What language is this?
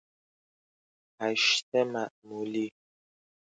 Persian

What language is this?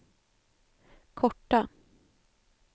Swedish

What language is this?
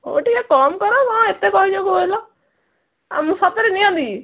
Odia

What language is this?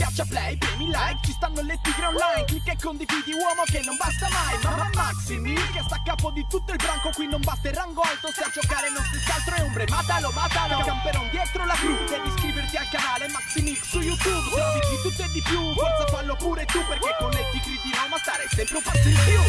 Italian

